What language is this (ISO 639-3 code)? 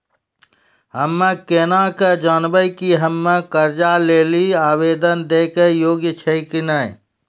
mai